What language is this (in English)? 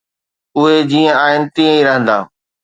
Sindhi